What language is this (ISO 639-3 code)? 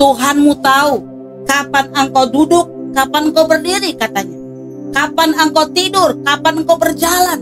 ind